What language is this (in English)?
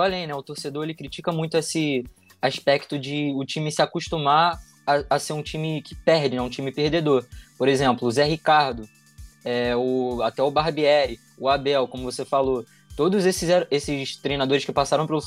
Portuguese